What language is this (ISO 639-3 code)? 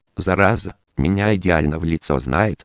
rus